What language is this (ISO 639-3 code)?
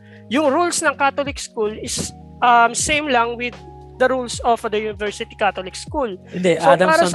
fil